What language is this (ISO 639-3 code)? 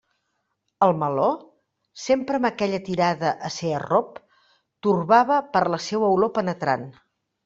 cat